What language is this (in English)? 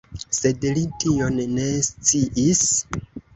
Esperanto